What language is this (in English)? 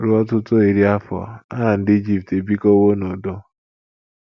Igbo